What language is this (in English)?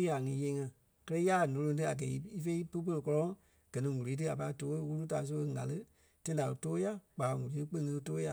Kpelle